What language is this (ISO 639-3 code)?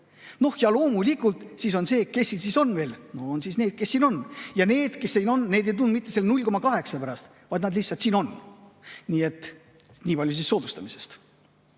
est